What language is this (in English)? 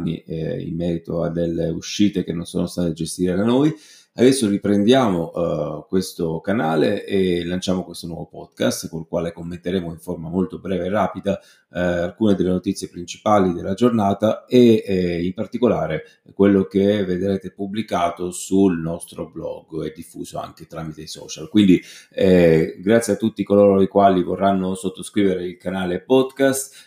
Italian